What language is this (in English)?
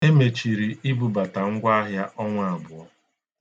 Igbo